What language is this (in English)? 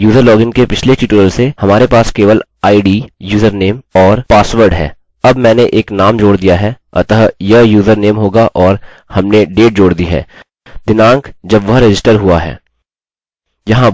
Hindi